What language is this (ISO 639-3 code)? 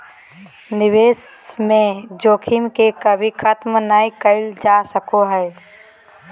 mag